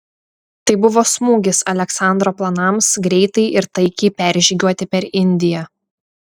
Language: Lithuanian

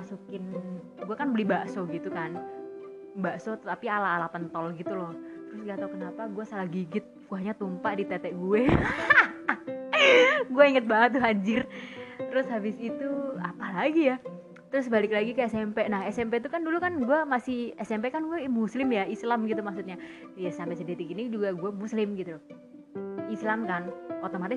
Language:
Indonesian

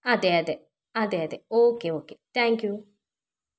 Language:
Malayalam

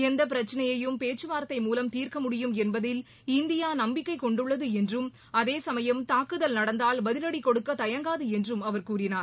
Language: Tamil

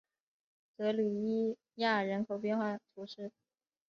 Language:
Chinese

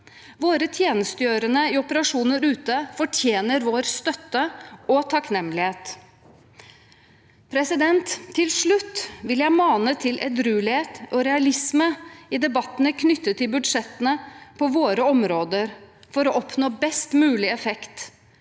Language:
Norwegian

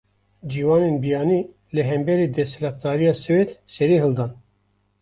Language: Kurdish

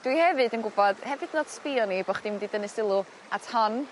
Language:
Welsh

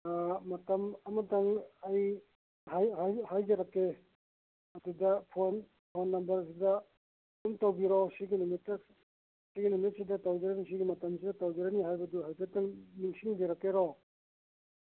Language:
Manipuri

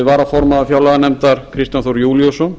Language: Icelandic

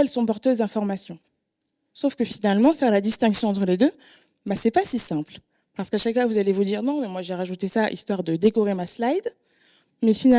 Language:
French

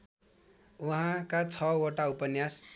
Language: Nepali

